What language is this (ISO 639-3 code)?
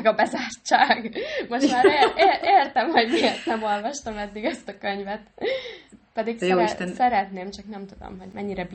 hun